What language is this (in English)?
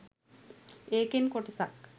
Sinhala